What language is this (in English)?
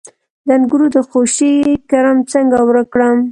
Pashto